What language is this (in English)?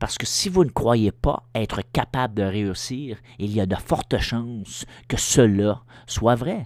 French